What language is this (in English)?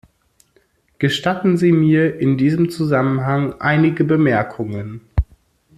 German